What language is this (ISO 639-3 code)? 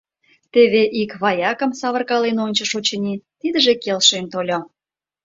chm